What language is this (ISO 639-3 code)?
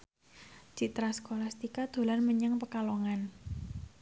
jav